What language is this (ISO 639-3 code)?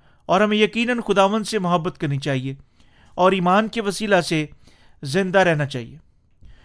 urd